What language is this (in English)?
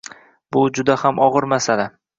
Uzbek